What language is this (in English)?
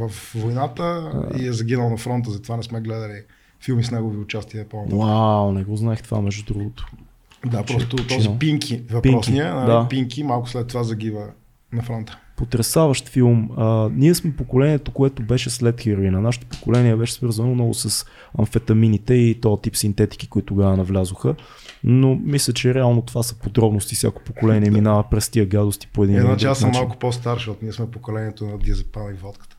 Bulgarian